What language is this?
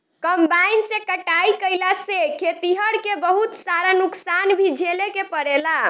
Bhojpuri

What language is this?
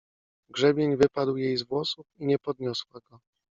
Polish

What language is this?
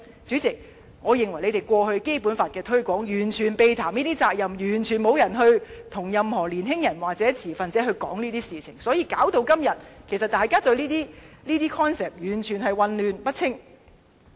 Cantonese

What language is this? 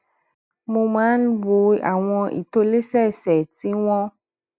Yoruba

